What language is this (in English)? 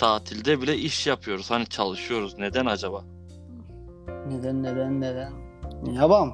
Turkish